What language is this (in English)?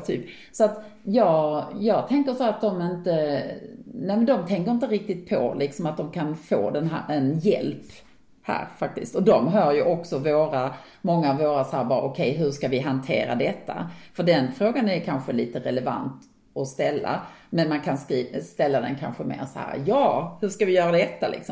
Swedish